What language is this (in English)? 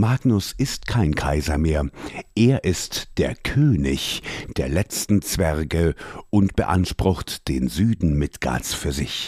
German